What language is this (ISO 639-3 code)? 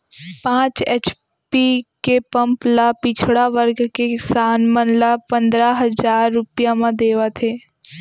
hne